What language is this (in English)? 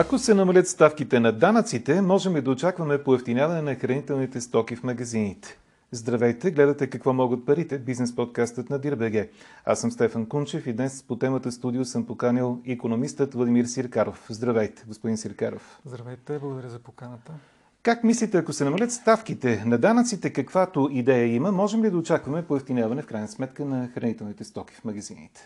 Bulgarian